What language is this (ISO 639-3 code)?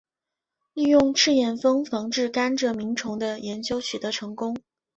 zho